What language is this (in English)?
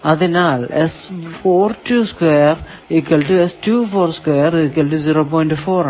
Malayalam